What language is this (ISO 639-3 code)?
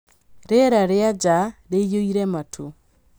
kik